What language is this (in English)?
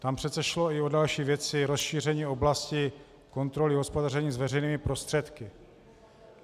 Czech